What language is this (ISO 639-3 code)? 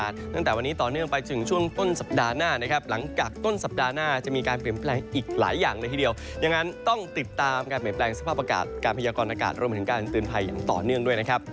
tha